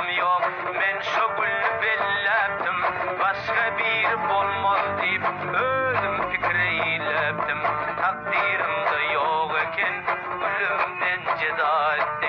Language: Turkmen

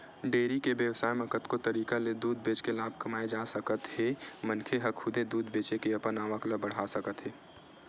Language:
Chhattisgarhi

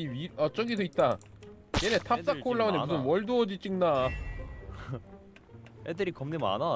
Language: Korean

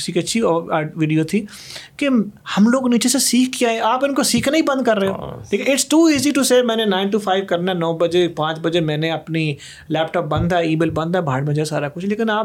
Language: Urdu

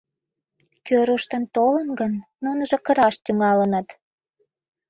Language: Mari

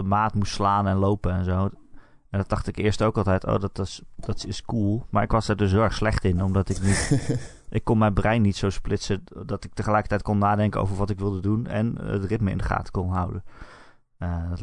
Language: Dutch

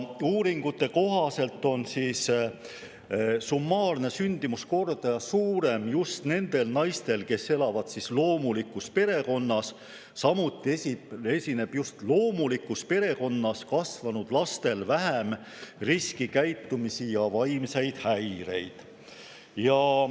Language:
Estonian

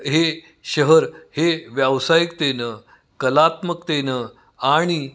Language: Marathi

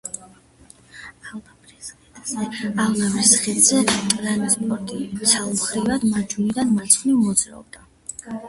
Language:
Georgian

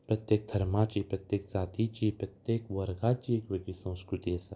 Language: Konkani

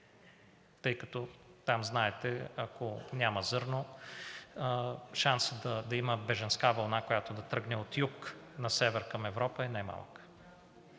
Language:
Bulgarian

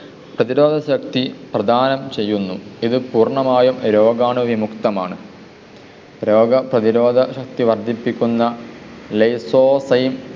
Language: Malayalam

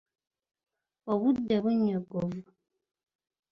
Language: Ganda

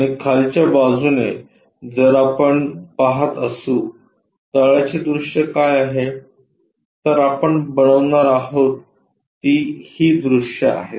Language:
Marathi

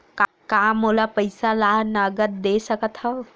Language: Chhattisgarhi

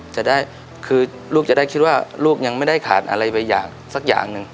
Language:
Thai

